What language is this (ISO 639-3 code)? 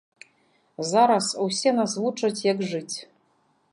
bel